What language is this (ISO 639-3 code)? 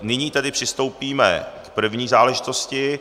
ces